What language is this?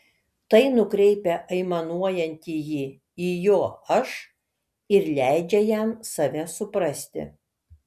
Lithuanian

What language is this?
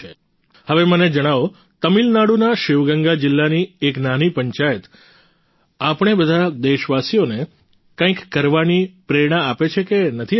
Gujarati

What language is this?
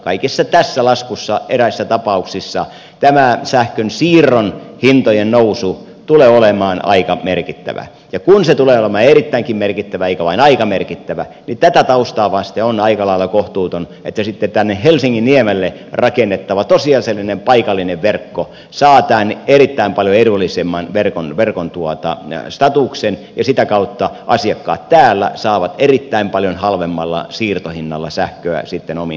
Finnish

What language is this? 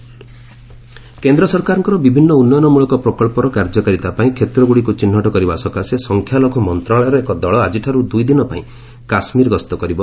Odia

